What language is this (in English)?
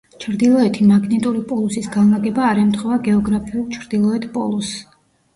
Georgian